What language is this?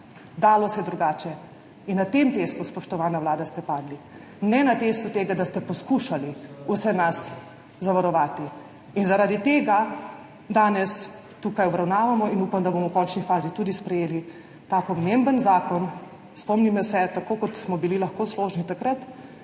Slovenian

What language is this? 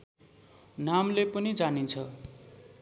Nepali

